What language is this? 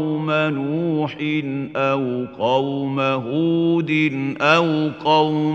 Arabic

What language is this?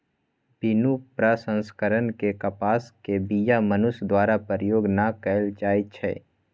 Magahi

